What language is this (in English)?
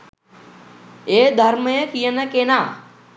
Sinhala